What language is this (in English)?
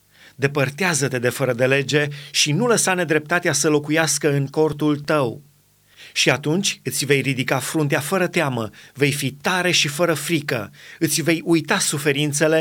Romanian